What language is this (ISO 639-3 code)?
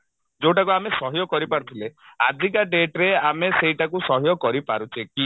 ori